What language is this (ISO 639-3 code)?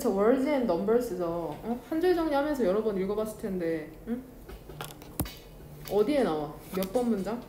kor